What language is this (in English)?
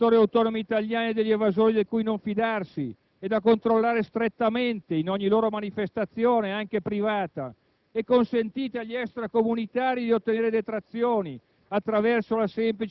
Italian